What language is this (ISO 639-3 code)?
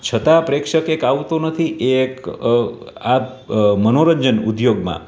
guj